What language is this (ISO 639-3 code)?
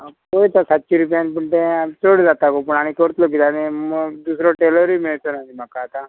kok